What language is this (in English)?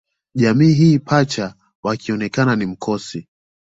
Swahili